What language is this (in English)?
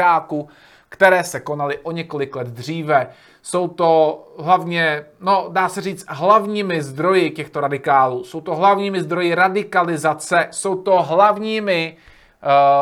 Czech